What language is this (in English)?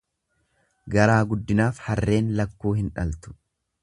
Oromo